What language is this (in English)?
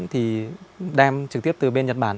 Vietnamese